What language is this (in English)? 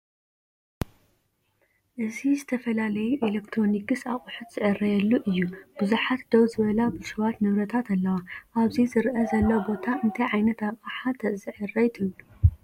Tigrinya